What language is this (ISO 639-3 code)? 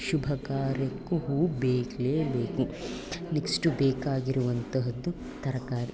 kan